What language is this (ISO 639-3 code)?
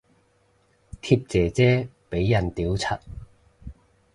yue